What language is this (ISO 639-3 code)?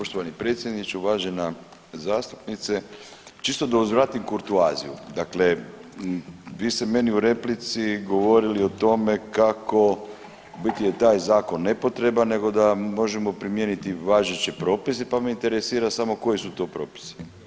hrv